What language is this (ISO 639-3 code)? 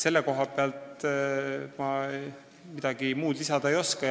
est